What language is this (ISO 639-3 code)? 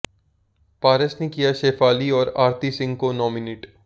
hin